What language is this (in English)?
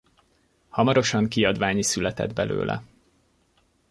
Hungarian